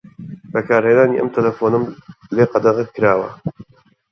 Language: Central Kurdish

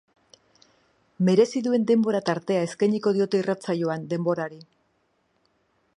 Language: Basque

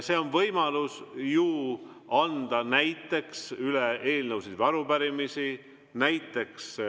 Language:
Estonian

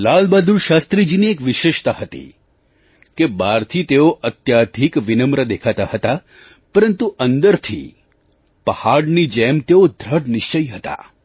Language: Gujarati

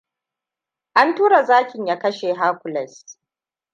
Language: Hausa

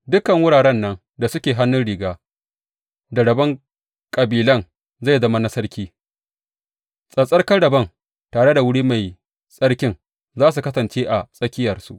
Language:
Hausa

